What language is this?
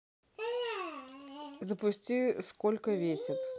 Russian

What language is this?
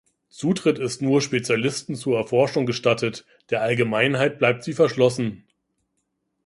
German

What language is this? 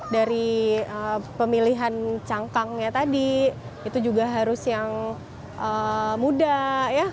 Indonesian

